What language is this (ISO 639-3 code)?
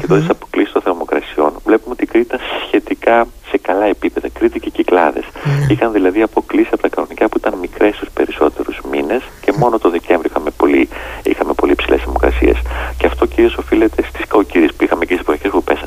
ell